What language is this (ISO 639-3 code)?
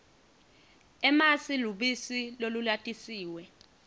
ssw